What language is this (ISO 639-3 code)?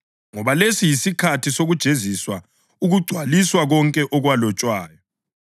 nde